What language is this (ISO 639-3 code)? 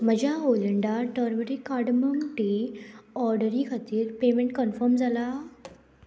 kok